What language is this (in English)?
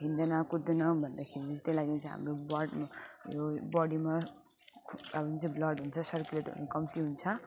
Nepali